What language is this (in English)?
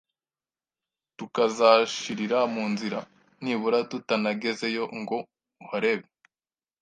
Kinyarwanda